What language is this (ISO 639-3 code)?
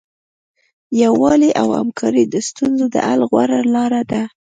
pus